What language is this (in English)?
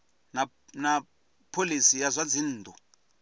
Venda